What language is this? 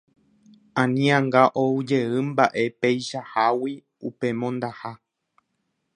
Guarani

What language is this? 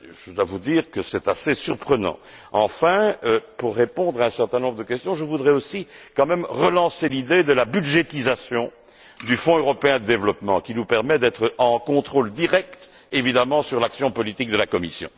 French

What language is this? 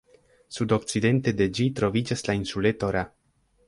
Esperanto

